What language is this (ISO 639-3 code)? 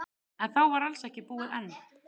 isl